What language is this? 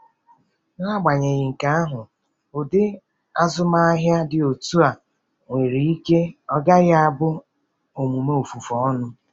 Igbo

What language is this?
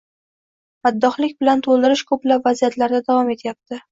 Uzbek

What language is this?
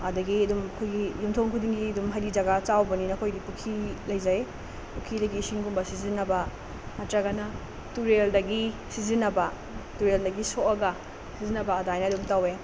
Manipuri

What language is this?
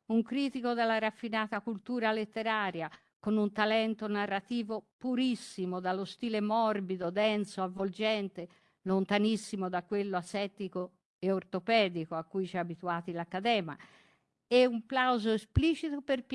Italian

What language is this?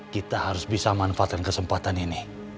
Indonesian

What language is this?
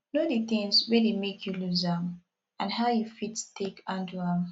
Nigerian Pidgin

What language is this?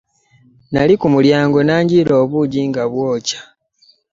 Ganda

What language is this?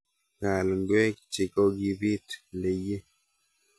Kalenjin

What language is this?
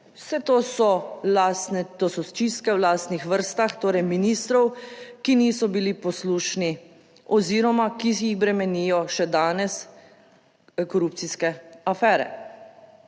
Slovenian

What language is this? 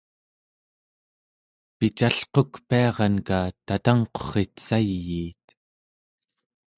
Central Yupik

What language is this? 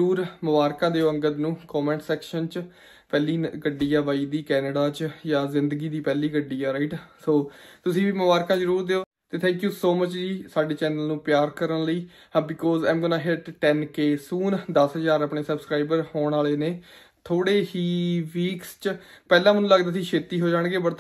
Punjabi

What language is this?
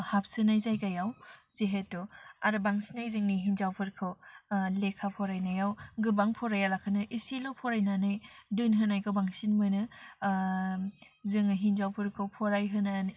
Bodo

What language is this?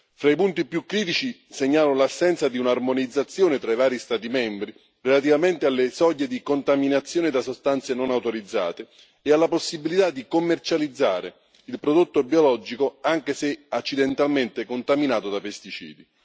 Italian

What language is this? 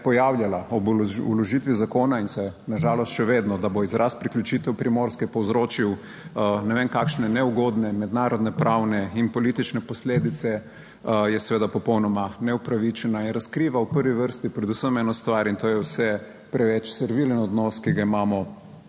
Slovenian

